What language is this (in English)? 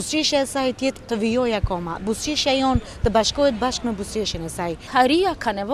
Romanian